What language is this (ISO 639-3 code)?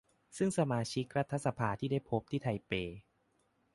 tha